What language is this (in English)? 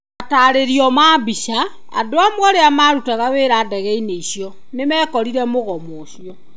Kikuyu